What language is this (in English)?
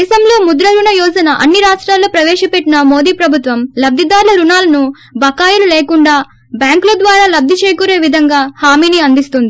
Telugu